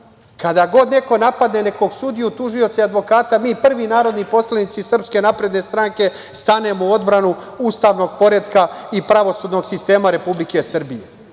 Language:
Serbian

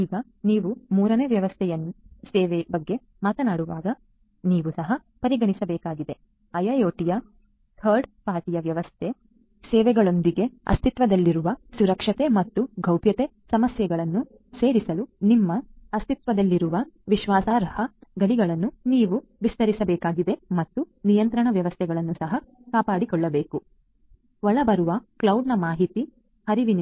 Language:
Kannada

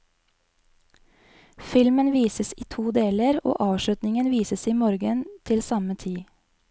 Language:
Norwegian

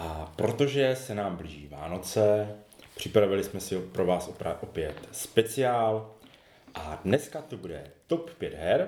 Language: Czech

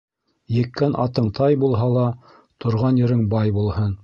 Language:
Bashkir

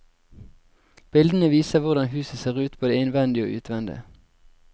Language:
Norwegian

